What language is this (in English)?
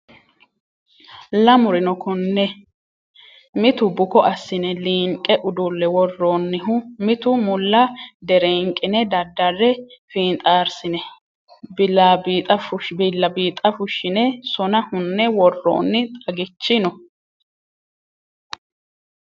Sidamo